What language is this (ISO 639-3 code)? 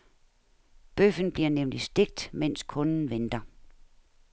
dan